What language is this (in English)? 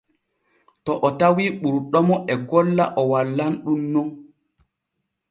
Borgu Fulfulde